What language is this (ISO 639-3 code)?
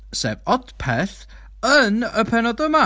cym